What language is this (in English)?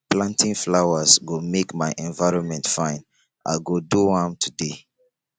Nigerian Pidgin